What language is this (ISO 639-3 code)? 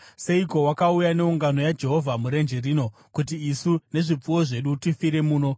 sna